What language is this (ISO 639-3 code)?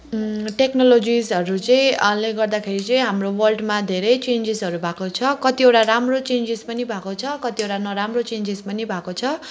nep